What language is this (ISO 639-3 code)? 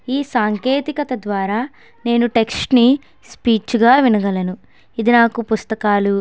tel